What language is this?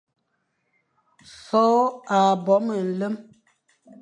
Fang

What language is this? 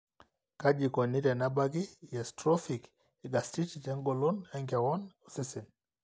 Masai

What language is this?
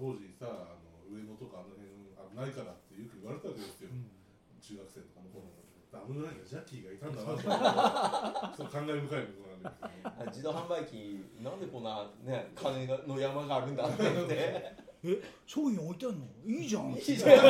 Japanese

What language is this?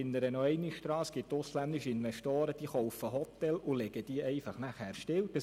Swiss German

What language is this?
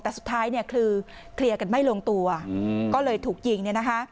Thai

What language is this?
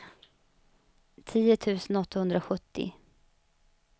Swedish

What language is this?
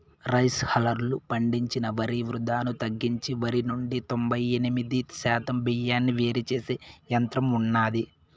Telugu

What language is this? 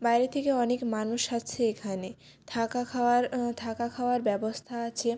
Bangla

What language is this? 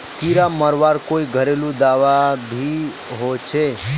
Magahi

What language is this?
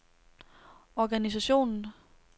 Danish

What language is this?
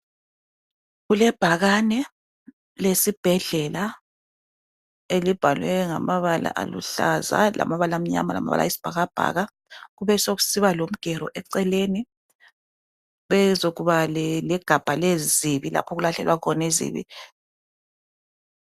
North Ndebele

